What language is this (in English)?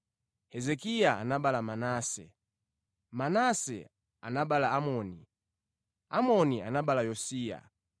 Nyanja